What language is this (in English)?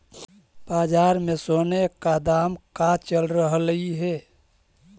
Magahi